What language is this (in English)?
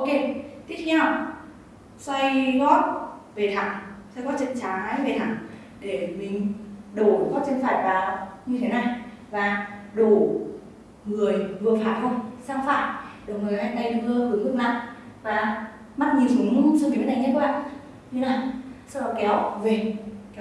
Vietnamese